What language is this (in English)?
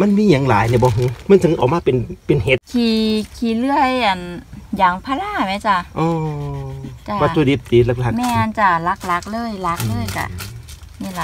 Thai